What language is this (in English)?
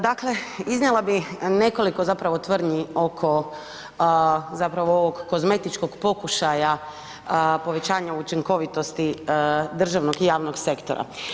Croatian